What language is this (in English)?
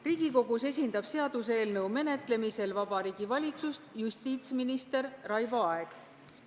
Estonian